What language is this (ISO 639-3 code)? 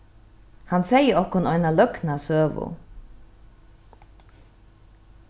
fao